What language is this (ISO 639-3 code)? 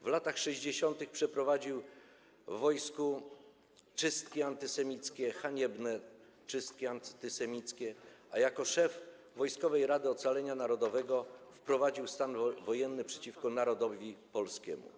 pol